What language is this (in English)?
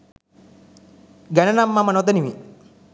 Sinhala